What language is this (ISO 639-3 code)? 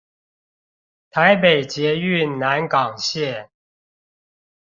zho